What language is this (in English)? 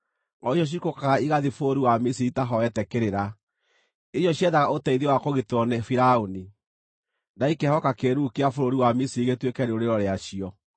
Kikuyu